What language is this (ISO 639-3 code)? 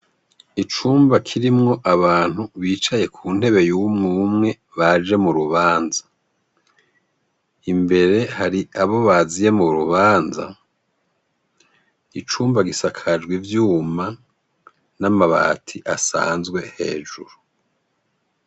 run